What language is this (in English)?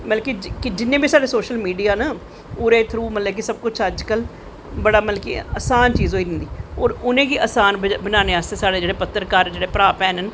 Dogri